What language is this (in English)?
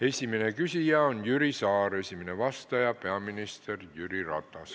Estonian